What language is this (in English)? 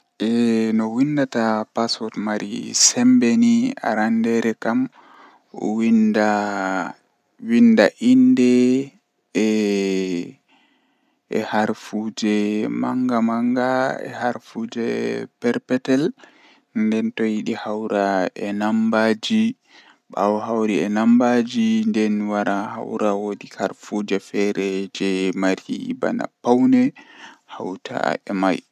Western Niger Fulfulde